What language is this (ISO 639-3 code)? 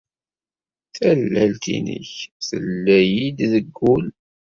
kab